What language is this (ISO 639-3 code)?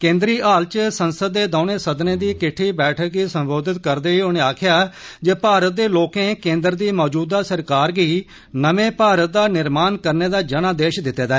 doi